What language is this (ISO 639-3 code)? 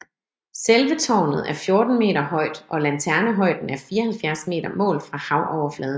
dan